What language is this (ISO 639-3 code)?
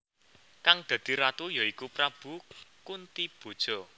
jav